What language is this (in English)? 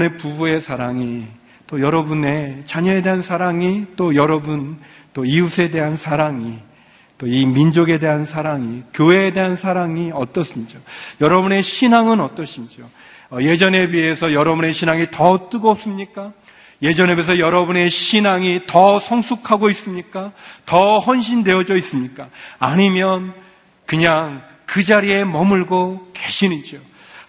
Korean